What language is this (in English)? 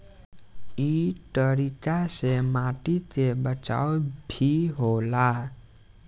Bhojpuri